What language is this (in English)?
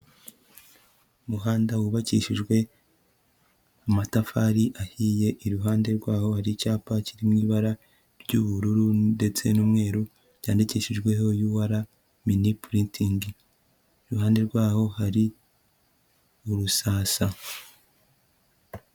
Kinyarwanda